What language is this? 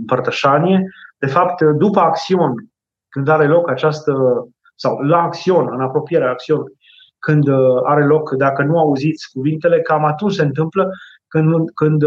Romanian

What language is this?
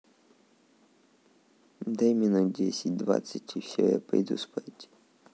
Russian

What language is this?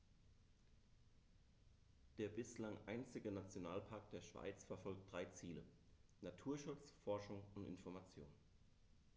German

